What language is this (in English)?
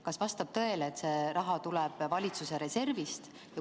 Estonian